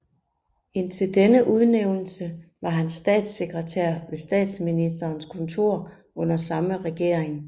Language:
Danish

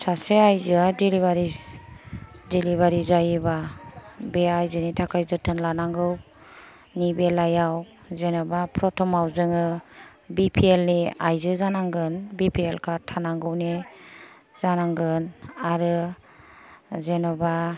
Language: Bodo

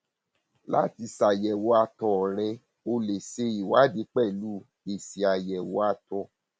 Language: Yoruba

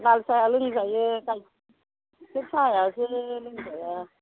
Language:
Bodo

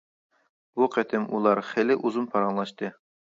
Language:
Uyghur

